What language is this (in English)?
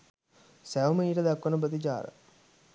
Sinhala